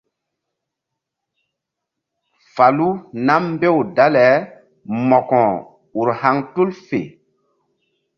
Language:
Mbum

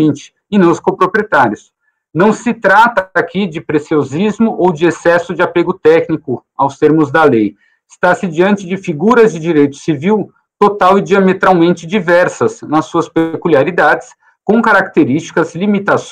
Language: Portuguese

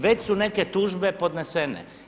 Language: Croatian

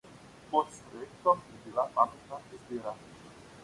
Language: Slovenian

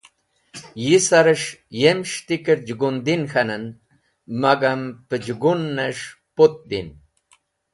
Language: Wakhi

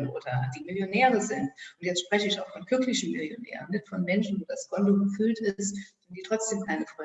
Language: German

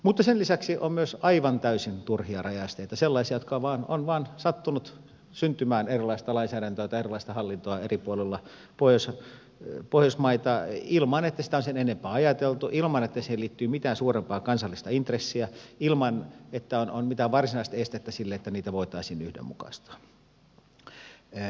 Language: Finnish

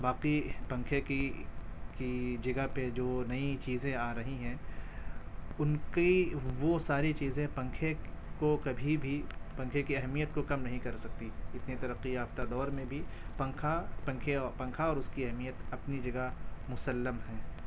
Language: Urdu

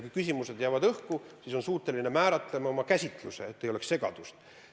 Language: Estonian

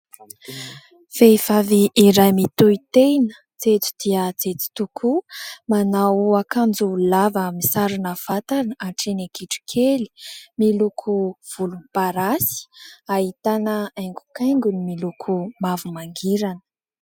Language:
Malagasy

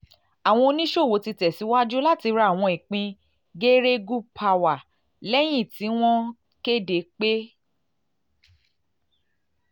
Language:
Yoruba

